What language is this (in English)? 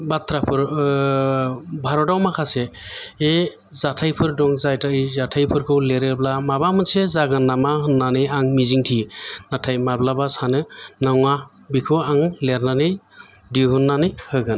Bodo